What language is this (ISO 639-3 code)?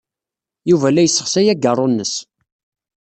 kab